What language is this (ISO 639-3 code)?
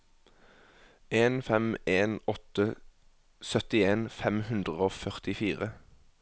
nor